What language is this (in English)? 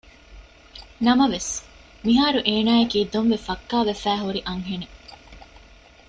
Divehi